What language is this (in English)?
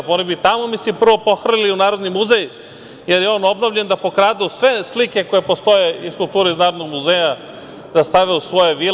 Serbian